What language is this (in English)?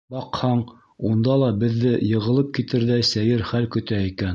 Bashkir